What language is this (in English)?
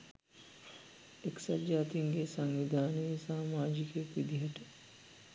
Sinhala